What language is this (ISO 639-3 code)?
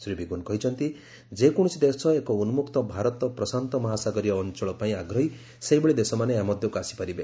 ori